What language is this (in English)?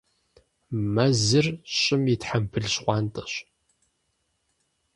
Kabardian